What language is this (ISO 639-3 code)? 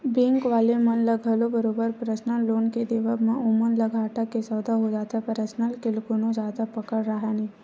hne